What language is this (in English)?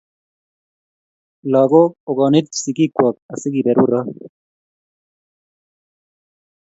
Kalenjin